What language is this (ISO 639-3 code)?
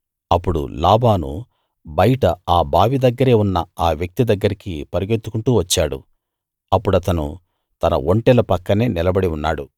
tel